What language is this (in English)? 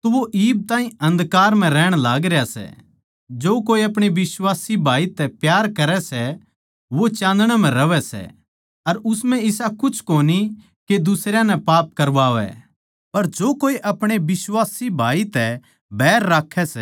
Haryanvi